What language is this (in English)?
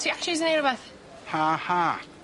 Welsh